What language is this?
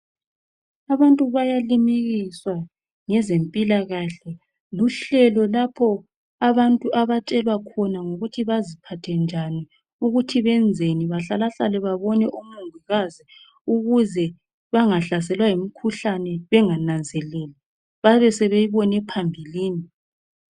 North Ndebele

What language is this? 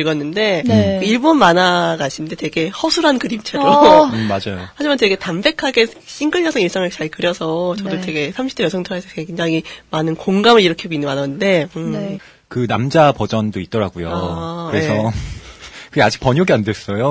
Korean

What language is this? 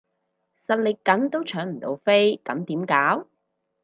Cantonese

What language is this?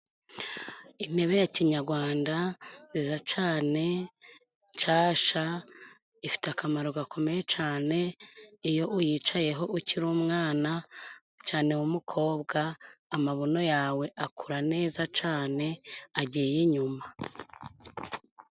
Kinyarwanda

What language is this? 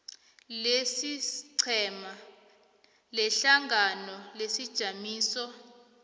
South Ndebele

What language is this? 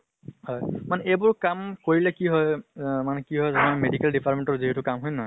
Assamese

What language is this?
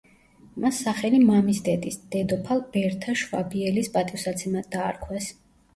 Georgian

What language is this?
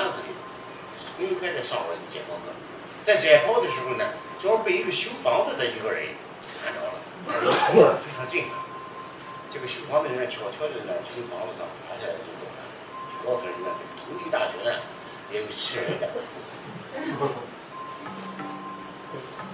Chinese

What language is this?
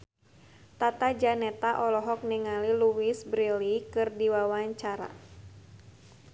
Sundanese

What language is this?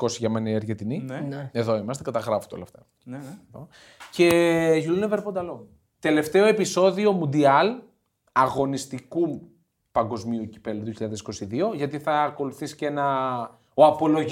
Greek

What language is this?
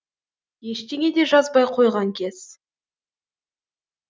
Kazakh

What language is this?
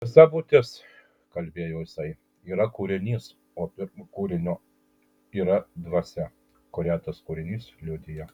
Lithuanian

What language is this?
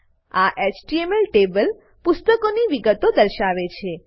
Gujarati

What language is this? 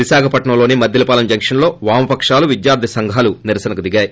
Telugu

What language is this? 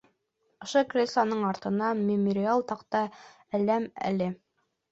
Bashkir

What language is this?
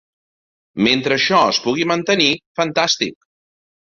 Catalan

